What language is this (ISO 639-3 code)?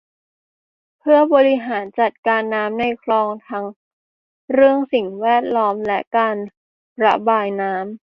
tha